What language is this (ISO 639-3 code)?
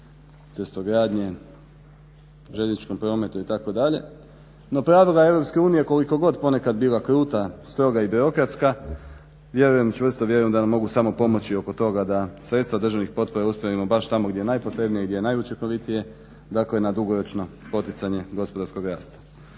hrv